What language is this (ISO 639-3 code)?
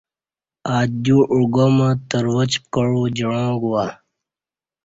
bsh